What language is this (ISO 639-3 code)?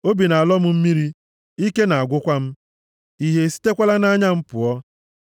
ibo